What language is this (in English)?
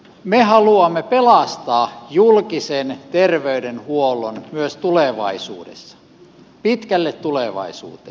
Finnish